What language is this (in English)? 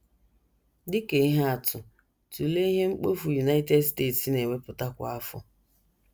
Igbo